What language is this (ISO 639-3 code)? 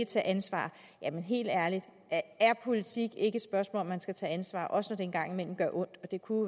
dan